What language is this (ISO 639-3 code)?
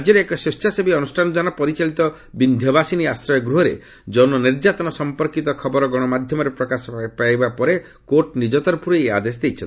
ori